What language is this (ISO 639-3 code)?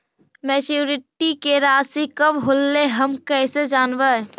mag